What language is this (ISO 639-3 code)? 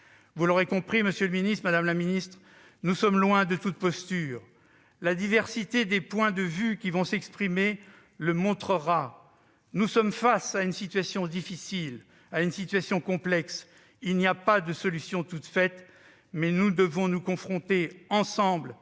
fra